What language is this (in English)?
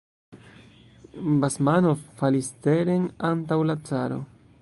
Esperanto